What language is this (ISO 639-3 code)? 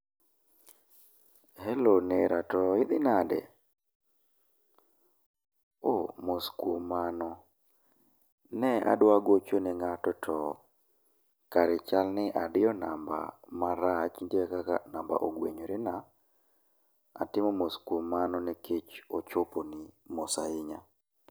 luo